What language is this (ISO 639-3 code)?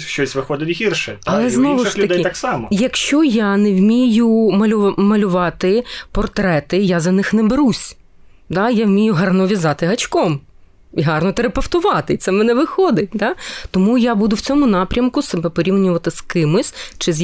ukr